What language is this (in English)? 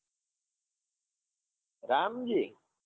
Gujarati